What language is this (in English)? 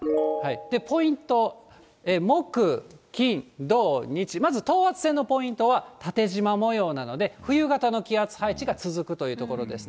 Japanese